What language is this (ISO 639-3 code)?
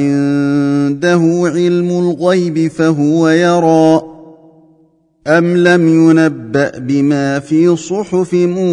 ara